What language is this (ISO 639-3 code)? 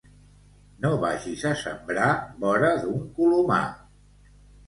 cat